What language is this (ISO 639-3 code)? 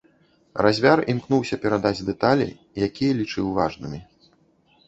bel